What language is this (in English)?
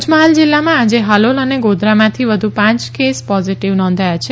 Gujarati